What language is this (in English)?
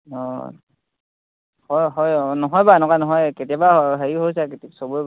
Assamese